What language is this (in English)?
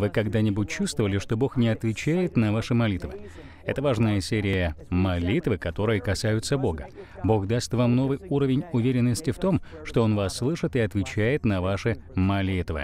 Russian